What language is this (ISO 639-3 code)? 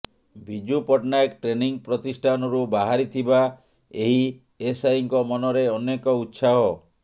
ori